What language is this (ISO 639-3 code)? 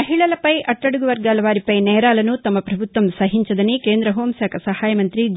tel